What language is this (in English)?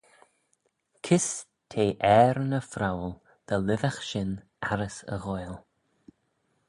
Manx